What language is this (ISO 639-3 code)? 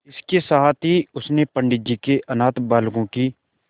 hin